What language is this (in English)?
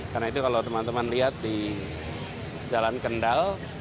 Indonesian